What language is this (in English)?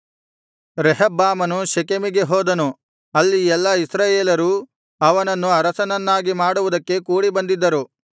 Kannada